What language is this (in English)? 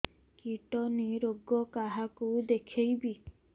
Odia